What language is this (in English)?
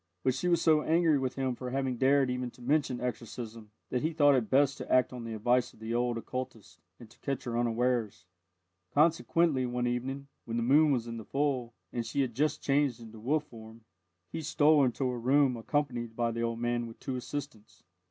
English